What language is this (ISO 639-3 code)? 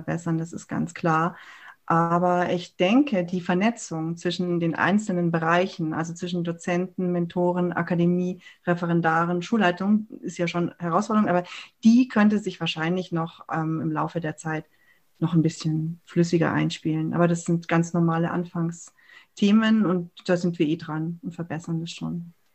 deu